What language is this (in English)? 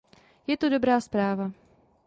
Czech